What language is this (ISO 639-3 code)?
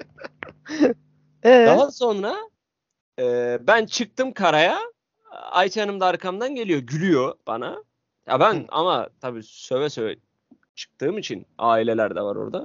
tur